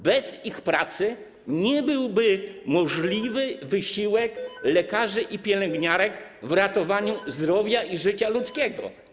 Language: Polish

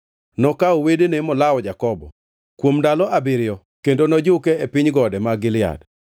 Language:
Luo (Kenya and Tanzania)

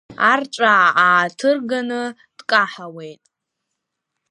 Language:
Abkhazian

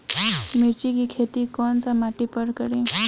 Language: Bhojpuri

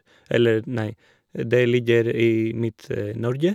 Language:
Norwegian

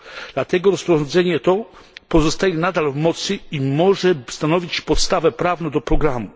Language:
Polish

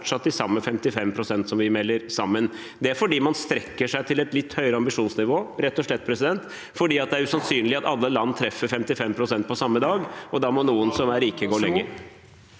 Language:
Norwegian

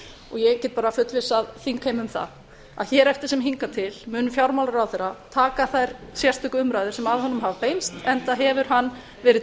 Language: Icelandic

